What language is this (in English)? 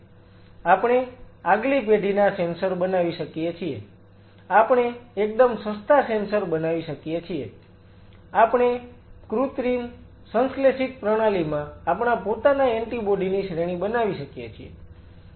Gujarati